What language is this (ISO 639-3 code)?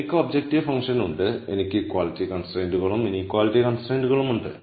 mal